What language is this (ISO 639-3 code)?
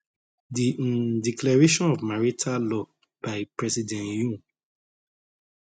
pcm